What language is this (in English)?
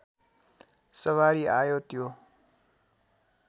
Nepali